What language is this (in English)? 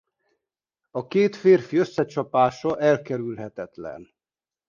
Hungarian